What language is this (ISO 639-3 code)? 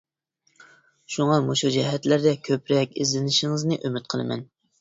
uig